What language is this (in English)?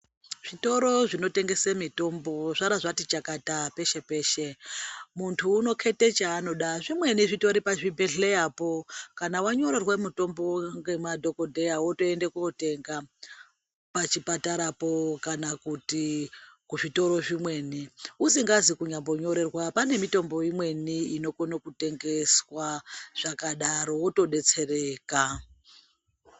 Ndau